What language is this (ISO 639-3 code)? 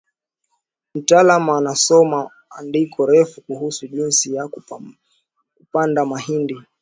swa